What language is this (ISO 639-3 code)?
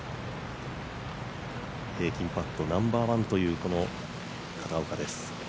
jpn